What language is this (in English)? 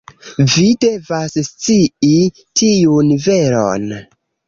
Esperanto